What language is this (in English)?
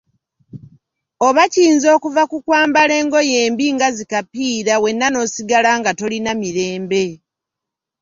Ganda